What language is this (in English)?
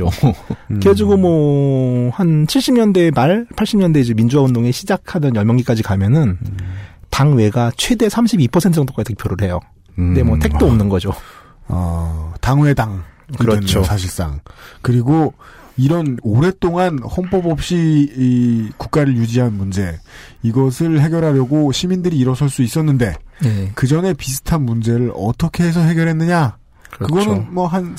Korean